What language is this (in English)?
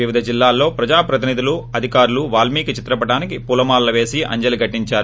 Telugu